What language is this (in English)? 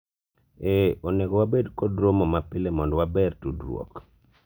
Luo (Kenya and Tanzania)